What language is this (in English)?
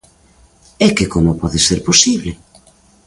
Galician